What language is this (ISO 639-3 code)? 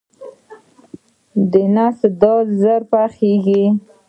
pus